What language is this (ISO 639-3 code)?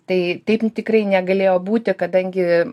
lit